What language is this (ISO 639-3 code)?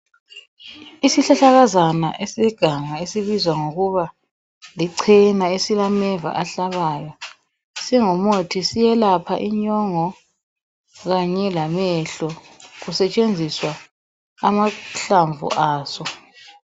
nde